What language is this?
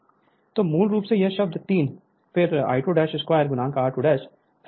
Hindi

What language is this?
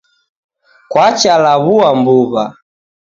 Taita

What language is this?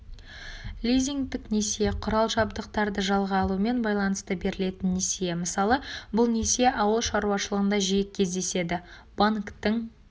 Kazakh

